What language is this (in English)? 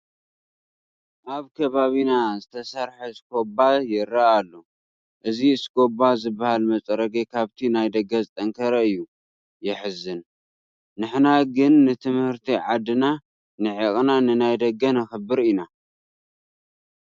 Tigrinya